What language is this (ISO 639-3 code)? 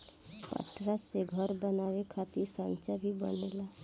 bho